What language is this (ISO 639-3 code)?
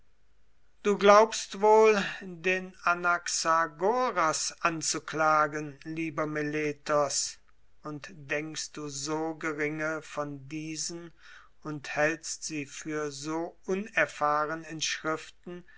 deu